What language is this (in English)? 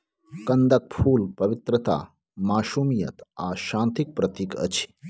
Maithili